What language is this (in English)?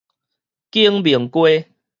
Min Nan Chinese